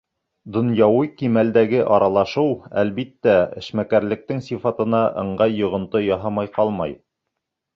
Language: Bashkir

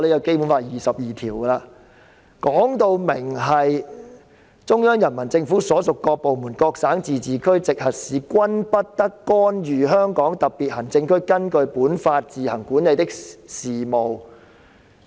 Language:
Cantonese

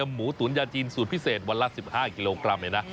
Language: Thai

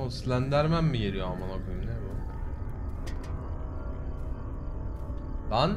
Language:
Turkish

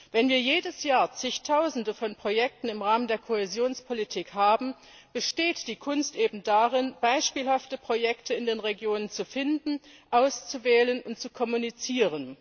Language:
German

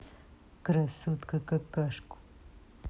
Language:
Russian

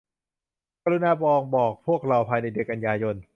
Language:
Thai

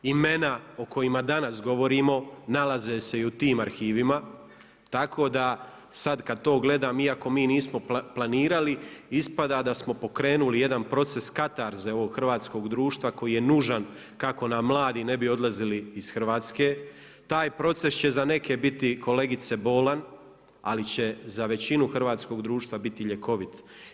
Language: Croatian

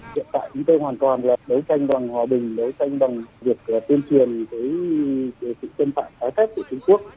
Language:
Vietnamese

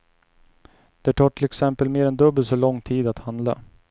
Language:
Swedish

